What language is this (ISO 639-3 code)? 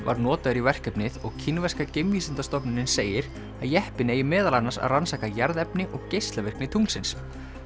isl